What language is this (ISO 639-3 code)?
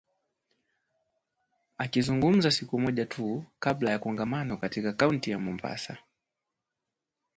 swa